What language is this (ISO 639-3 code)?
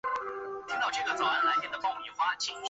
zho